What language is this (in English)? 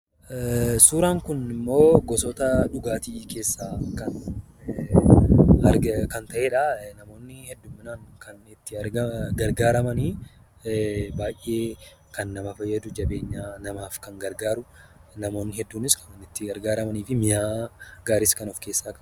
Oromo